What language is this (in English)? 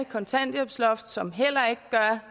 Danish